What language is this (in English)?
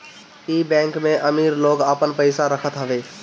Bhojpuri